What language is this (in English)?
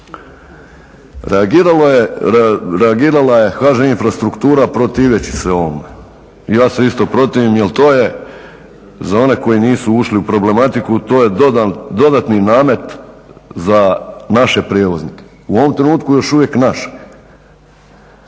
Croatian